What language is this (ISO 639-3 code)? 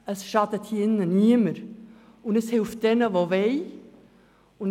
gsw